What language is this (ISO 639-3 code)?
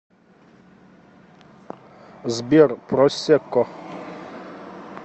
rus